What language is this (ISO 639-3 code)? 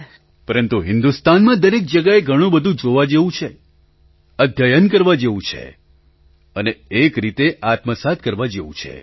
guj